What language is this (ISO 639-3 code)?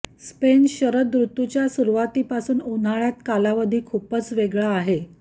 mar